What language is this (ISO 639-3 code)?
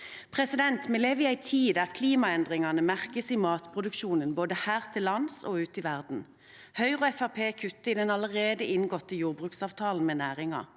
nor